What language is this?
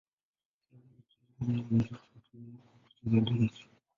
Swahili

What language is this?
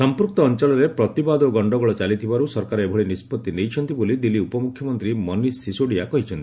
Odia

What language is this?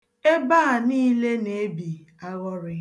Igbo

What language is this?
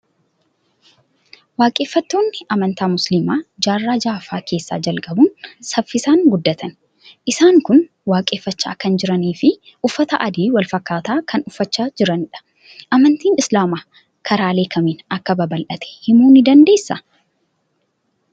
Oromo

